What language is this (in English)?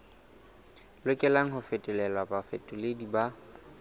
Southern Sotho